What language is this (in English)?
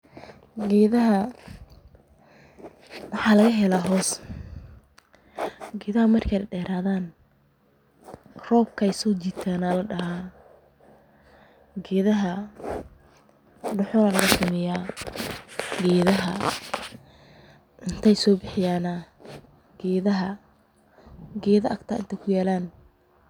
Somali